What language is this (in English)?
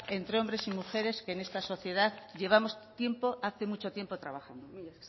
Spanish